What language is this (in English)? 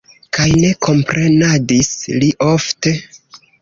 Esperanto